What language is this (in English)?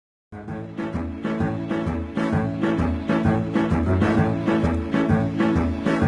Korean